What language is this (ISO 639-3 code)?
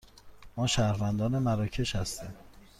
fas